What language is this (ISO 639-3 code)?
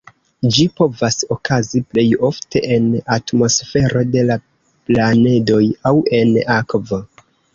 epo